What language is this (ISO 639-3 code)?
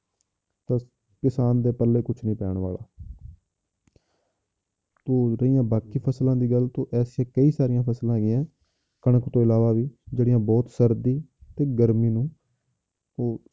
pan